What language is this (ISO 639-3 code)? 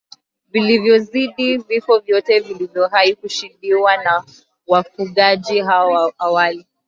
swa